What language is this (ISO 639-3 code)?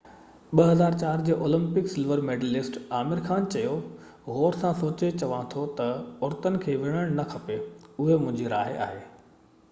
snd